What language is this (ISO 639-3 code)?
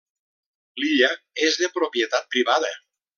cat